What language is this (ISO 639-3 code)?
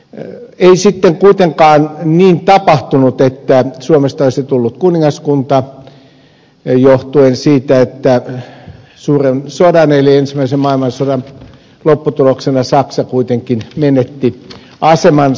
fin